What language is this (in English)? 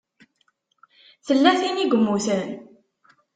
Kabyle